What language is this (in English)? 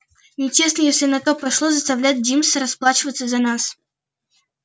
Russian